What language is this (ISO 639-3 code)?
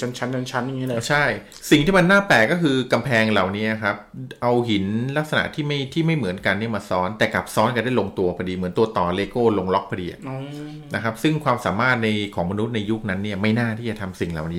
tha